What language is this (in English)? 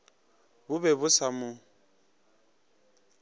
Northern Sotho